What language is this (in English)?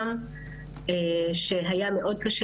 Hebrew